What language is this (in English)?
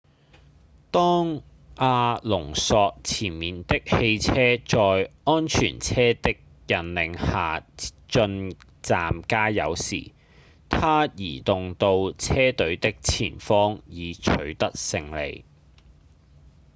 Cantonese